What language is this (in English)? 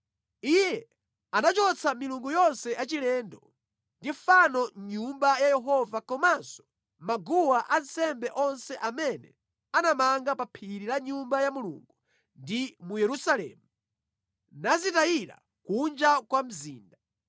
Nyanja